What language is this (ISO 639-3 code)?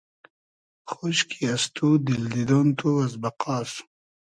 haz